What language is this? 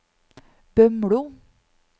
Norwegian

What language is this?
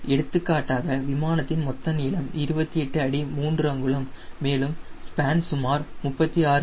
Tamil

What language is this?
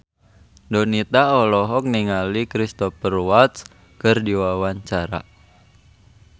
Sundanese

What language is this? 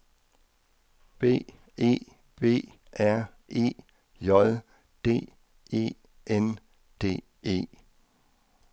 Danish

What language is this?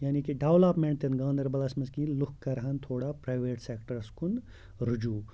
Kashmiri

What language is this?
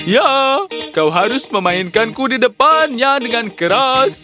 Indonesian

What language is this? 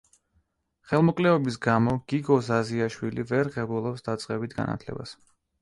Georgian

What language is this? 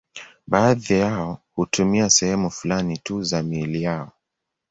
Swahili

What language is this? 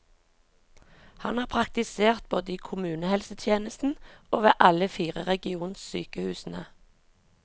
Norwegian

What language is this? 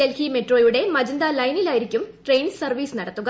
Malayalam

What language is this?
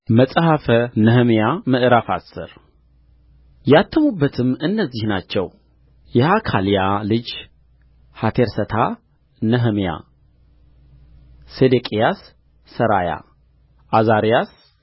Amharic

